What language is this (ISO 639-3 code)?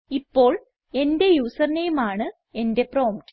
mal